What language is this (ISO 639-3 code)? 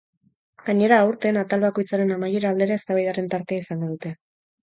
eus